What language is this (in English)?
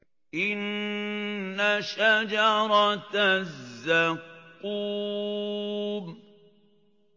Arabic